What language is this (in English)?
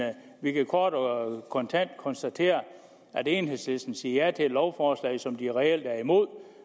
Danish